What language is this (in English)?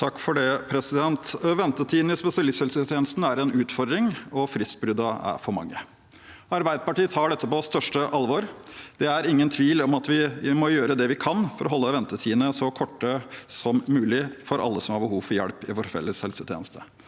Norwegian